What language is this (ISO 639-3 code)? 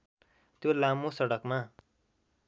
nep